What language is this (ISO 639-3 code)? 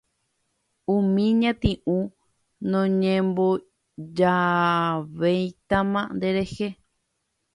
grn